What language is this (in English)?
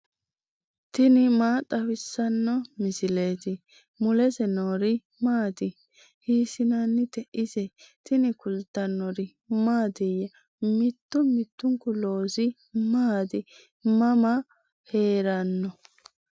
Sidamo